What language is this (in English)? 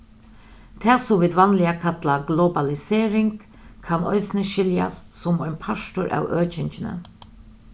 Faroese